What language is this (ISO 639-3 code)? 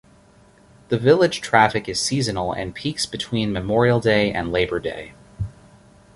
eng